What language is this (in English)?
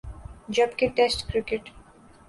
Urdu